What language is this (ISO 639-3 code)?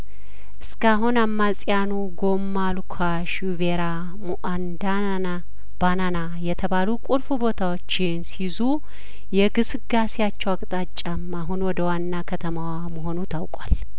amh